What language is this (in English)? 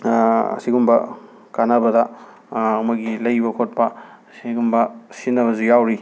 Manipuri